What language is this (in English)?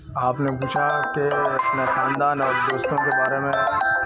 Urdu